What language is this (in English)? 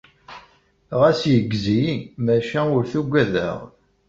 Kabyle